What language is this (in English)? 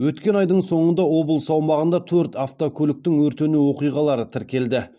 Kazakh